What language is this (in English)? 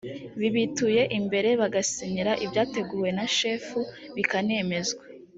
Kinyarwanda